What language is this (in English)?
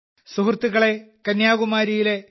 Malayalam